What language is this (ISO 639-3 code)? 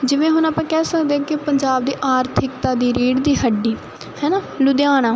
pan